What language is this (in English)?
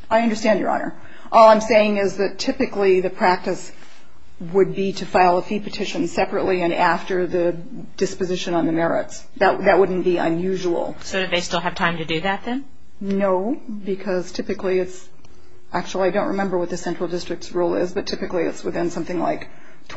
English